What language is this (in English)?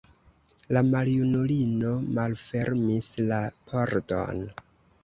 Esperanto